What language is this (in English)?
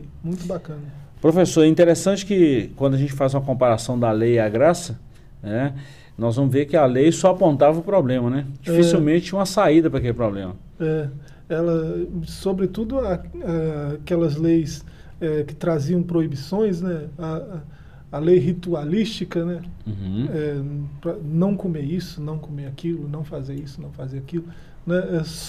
Portuguese